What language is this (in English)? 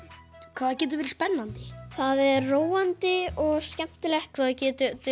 Icelandic